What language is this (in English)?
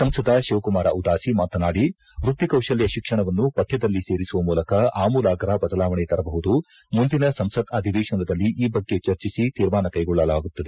Kannada